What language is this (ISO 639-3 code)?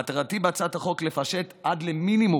heb